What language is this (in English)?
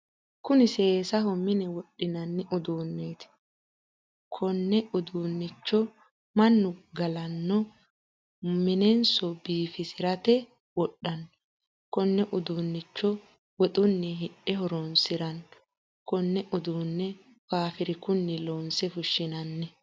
Sidamo